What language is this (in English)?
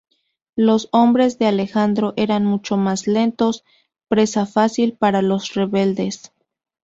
Spanish